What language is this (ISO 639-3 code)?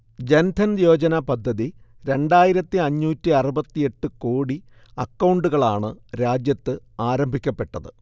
mal